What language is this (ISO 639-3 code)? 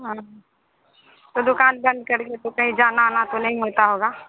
hin